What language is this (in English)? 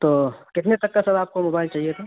Urdu